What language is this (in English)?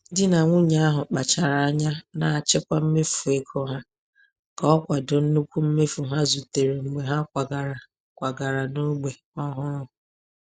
Igbo